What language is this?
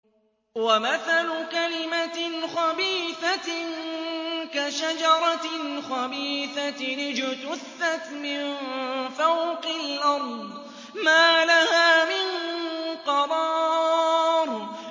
Arabic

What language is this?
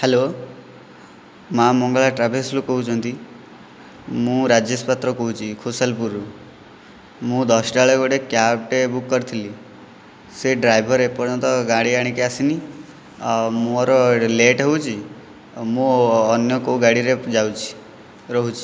Odia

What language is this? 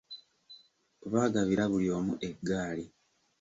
Ganda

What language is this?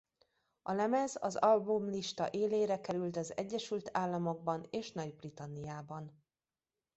Hungarian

